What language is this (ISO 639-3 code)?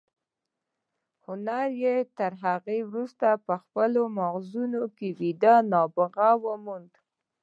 pus